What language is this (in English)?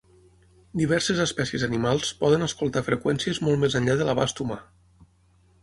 Catalan